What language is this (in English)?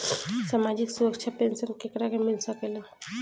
Bhojpuri